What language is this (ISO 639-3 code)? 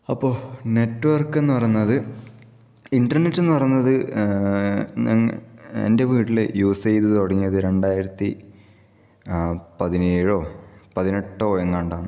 mal